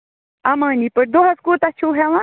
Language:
Kashmiri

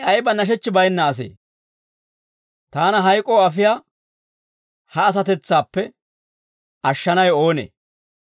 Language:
Dawro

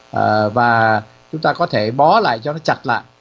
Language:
Vietnamese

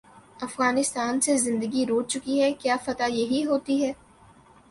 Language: Urdu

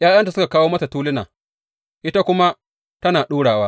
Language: Hausa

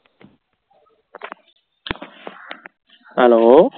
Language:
Punjabi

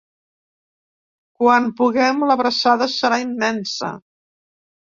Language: Catalan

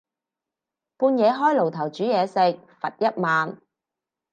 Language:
Cantonese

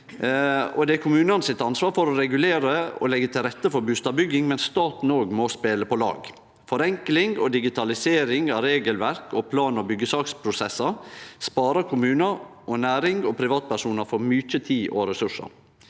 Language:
Norwegian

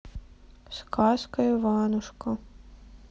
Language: Russian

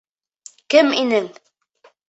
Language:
Bashkir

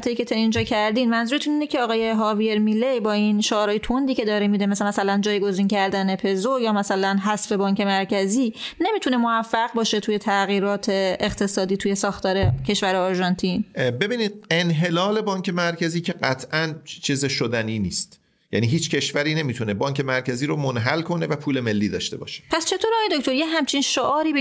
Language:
Persian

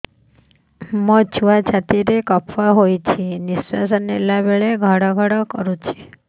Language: Odia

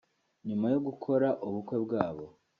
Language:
Kinyarwanda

